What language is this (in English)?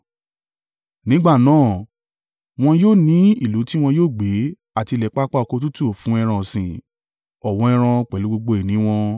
Yoruba